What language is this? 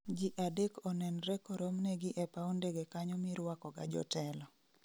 Luo (Kenya and Tanzania)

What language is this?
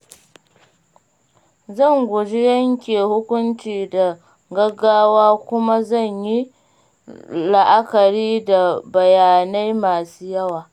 Hausa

